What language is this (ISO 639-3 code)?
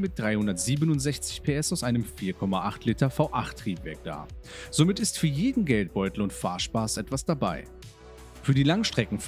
deu